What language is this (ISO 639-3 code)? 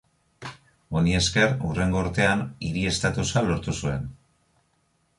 eus